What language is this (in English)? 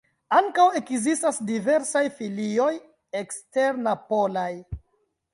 Esperanto